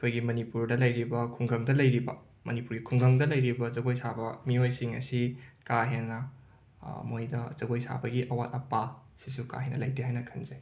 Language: Manipuri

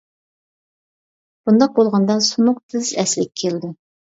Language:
Uyghur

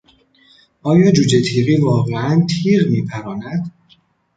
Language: Persian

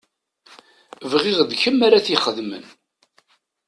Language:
Kabyle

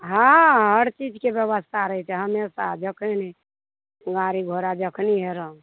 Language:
Maithili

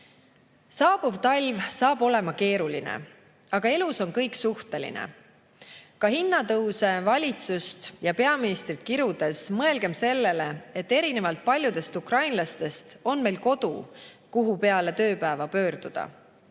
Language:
Estonian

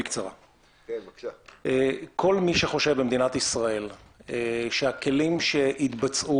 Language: Hebrew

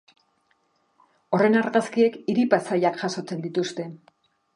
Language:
Basque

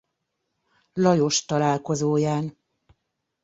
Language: Hungarian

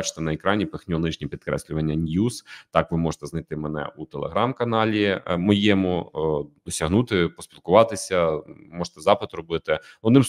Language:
Ukrainian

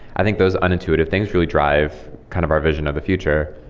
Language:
English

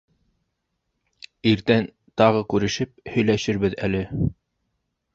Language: Bashkir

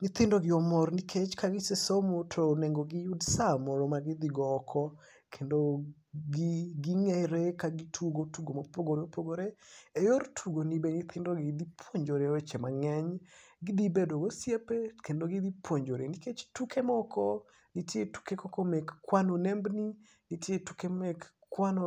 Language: Luo (Kenya and Tanzania)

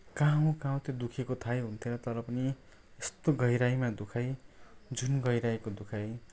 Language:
Nepali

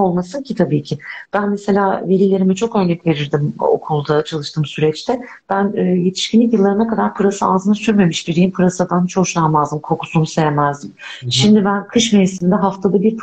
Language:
Turkish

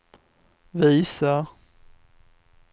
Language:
Swedish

